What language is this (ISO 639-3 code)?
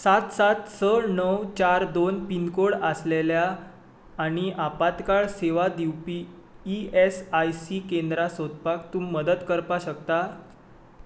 kok